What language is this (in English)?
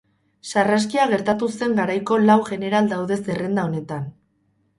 Basque